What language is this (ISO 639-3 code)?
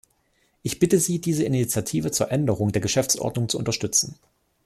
deu